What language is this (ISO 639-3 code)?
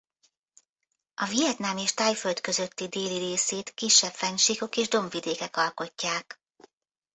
hun